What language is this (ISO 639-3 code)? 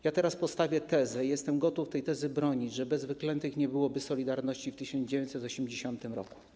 pol